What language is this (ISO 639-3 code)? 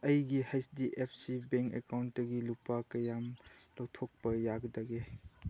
mni